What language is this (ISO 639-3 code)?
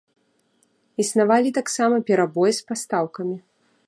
bel